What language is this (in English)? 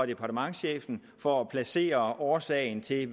Danish